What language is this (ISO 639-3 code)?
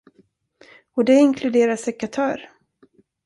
swe